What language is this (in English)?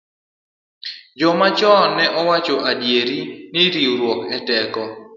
Luo (Kenya and Tanzania)